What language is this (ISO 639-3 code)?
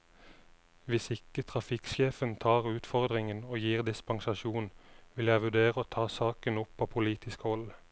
nor